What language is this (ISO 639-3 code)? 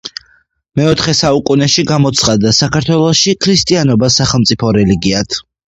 kat